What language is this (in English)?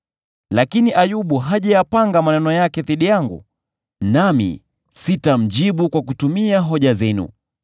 Swahili